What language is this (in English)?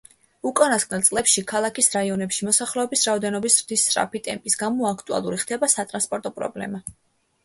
Georgian